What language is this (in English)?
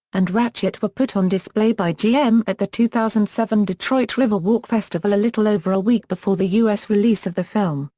English